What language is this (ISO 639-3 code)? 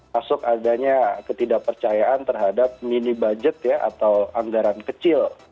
ind